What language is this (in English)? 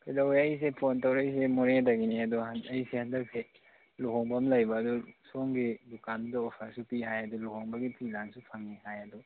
Manipuri